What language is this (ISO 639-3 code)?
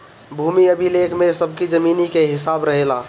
bho